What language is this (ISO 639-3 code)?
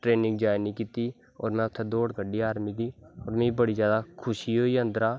doi